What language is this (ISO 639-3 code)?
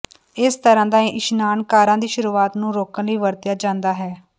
pan